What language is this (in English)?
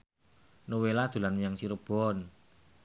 Javanese